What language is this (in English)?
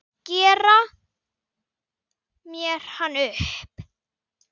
Icelandic